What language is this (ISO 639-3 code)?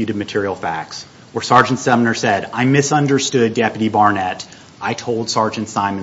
eng